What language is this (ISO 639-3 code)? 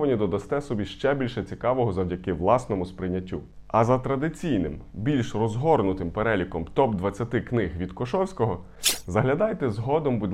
ukr